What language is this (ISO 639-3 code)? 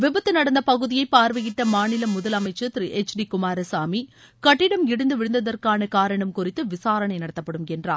tam